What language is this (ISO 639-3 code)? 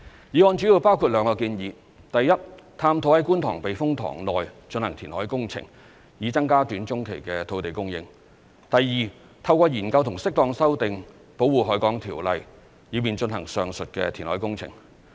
yue